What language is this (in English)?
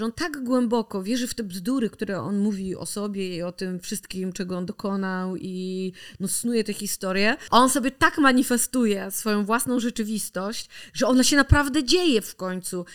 Polish